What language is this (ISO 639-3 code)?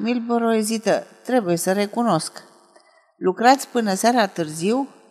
ron